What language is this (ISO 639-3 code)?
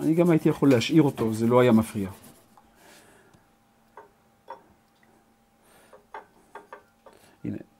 heb